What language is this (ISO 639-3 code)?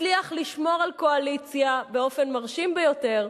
heb